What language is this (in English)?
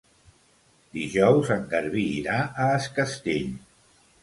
Catalan